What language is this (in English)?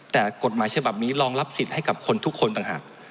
Thai